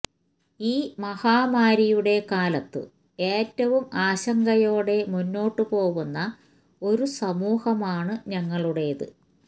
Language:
Malayalam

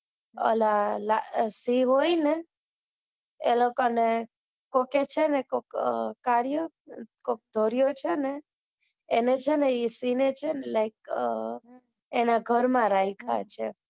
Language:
Gujarati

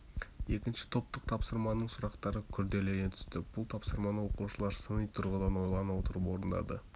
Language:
Kazakh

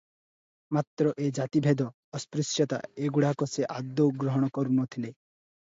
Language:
Odia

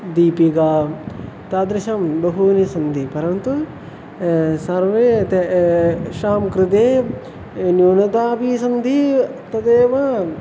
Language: Sanskrit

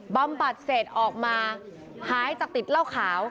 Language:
Thai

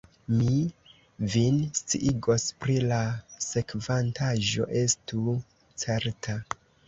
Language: Esperanto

